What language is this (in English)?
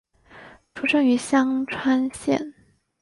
Chinese